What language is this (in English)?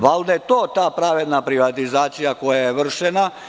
Serbian